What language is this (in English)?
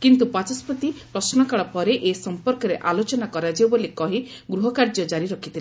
Odia